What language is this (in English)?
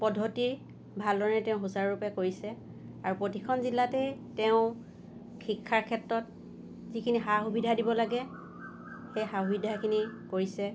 Assamese